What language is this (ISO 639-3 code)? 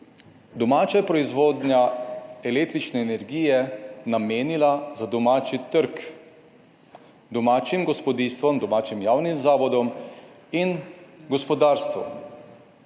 slv